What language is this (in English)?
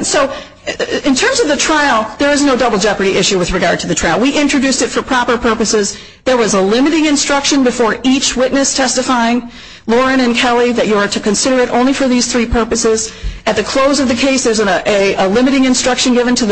English